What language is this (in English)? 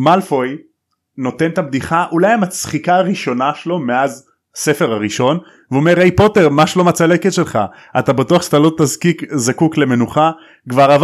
Hebrew